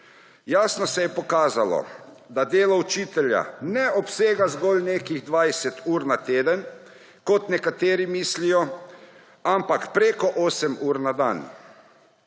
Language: Slovenian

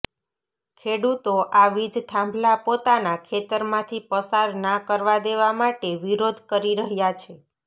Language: Gujarati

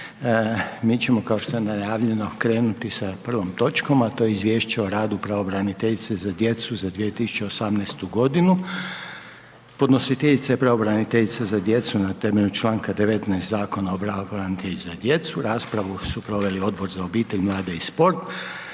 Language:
Croatian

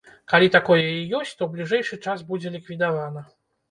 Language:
Belarusian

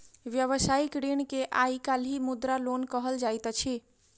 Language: Maithili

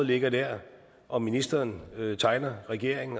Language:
Danish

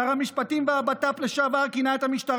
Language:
Hebrew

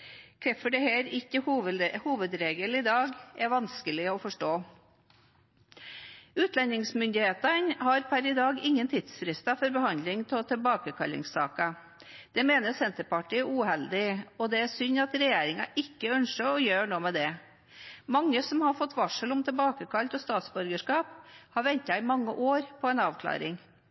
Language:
Norwegian Bokmål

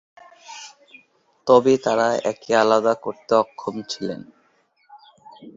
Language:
Bangla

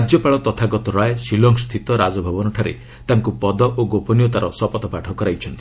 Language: Odia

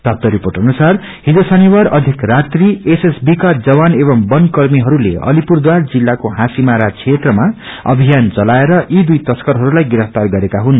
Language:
Nepali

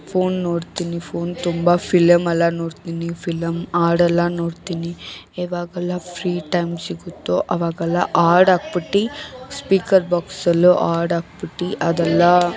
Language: Kannada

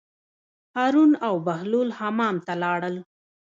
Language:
Pashto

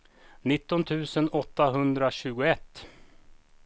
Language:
Swedish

